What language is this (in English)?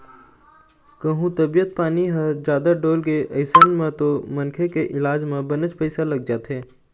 Chhattisgarhi